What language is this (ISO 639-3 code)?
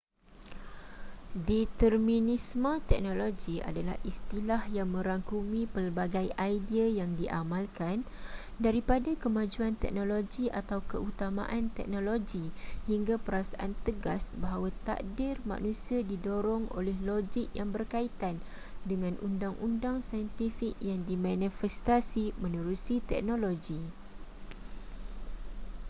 msa